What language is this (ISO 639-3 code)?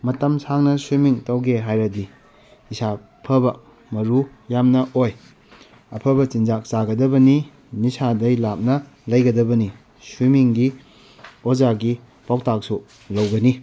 mni